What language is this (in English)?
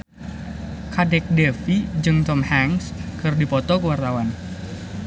Sundanese